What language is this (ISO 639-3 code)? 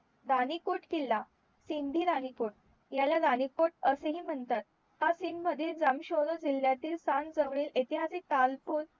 mar